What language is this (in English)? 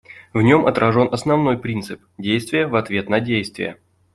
Russian